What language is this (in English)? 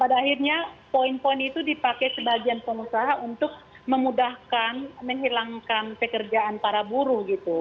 Indonesian